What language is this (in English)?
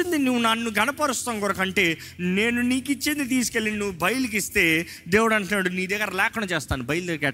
Telugu